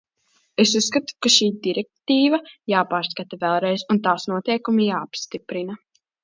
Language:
Latvian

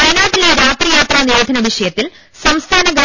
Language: Malayalam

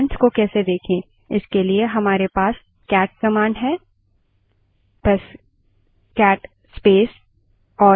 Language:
Hindi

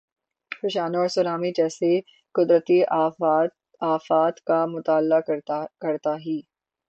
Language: Urdu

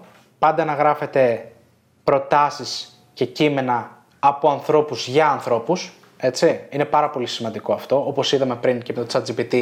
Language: Greek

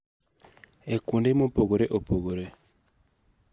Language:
Luo (Kenya and Tanzania)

